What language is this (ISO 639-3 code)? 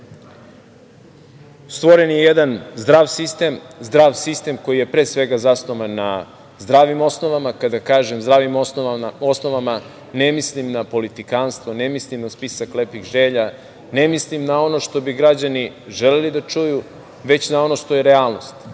srp